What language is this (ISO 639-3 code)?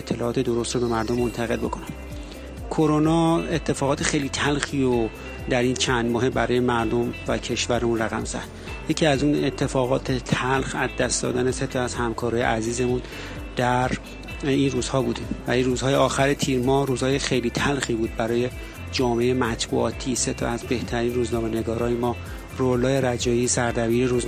fas